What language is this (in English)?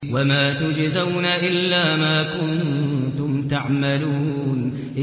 Arabic